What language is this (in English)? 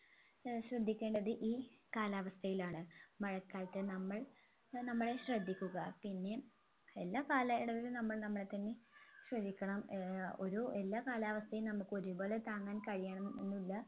Malayalam